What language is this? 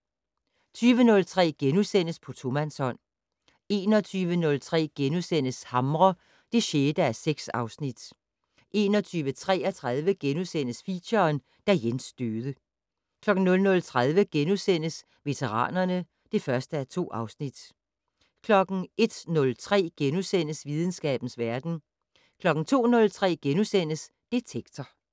Danish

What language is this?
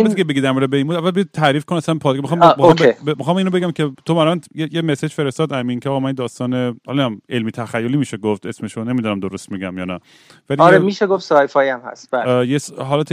Persian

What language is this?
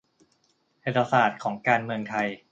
Thai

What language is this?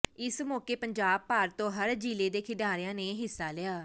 Punjabi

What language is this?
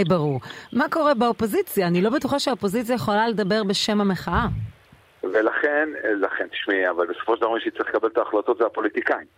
Hebrew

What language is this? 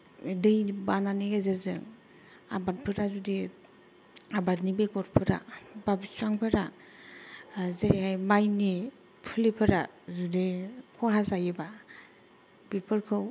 Bodo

